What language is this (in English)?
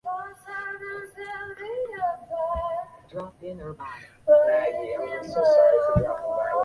Chinese